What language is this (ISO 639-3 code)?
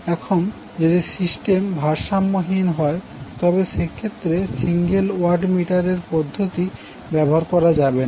ben